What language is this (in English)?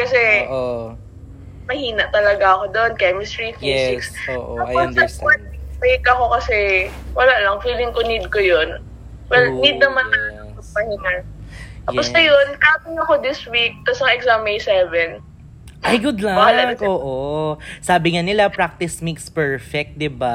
Filipino